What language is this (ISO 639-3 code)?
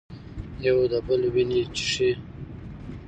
pus